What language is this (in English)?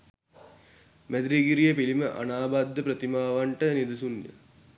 Sinhala